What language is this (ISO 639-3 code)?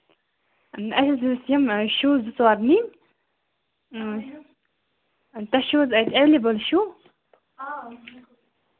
kas